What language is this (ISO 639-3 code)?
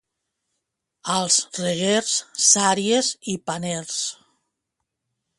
cat